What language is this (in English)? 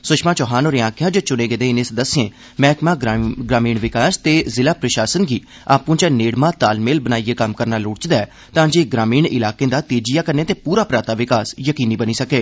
Dogri